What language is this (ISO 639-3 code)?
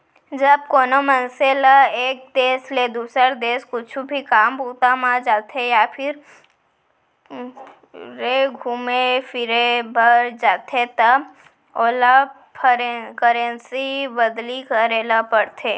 hne